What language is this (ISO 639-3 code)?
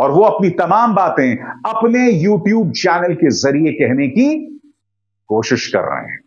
hin